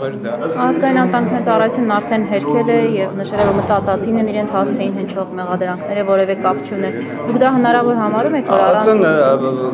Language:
Turkish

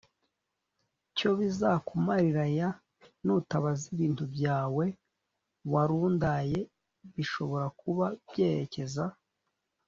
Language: Kinyarwanda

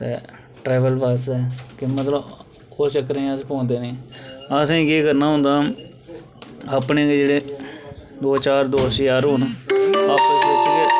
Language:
Dogri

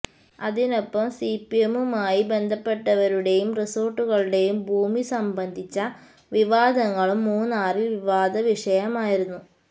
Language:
Malayalam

